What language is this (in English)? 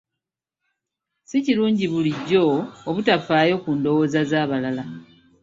Ganda